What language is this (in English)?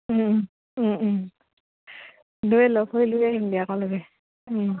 Assamese